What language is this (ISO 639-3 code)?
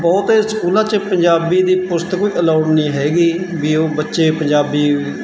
pan